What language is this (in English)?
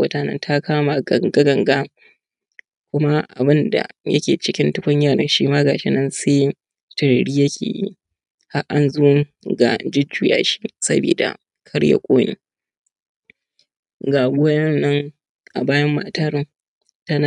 Hausa